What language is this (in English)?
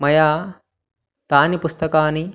Sanskrit